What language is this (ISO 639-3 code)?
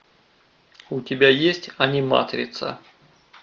rus